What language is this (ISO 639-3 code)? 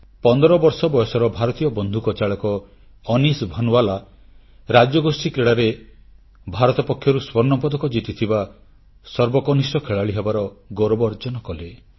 ori